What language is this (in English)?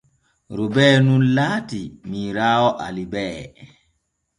Borgu Fulfulde